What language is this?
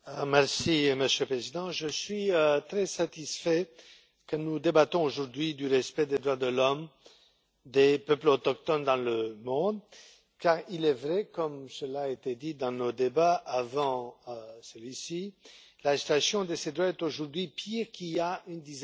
French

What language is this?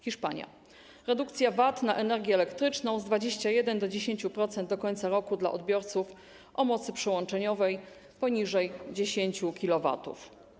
Polish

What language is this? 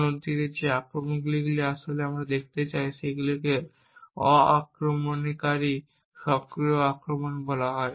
Bangla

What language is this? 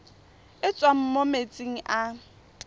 Tswana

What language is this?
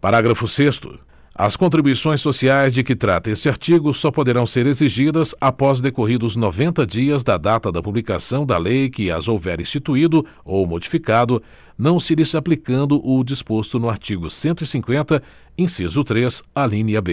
Portuguese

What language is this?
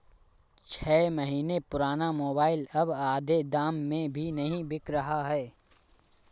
Hindi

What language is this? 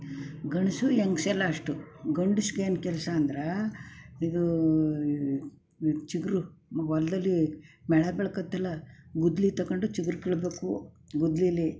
Kannada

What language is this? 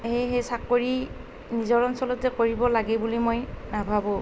Assamese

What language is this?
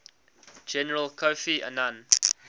English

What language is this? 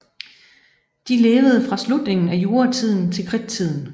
Danish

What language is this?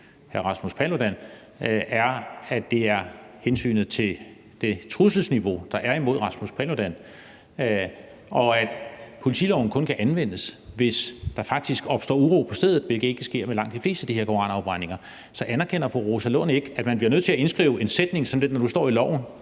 Danish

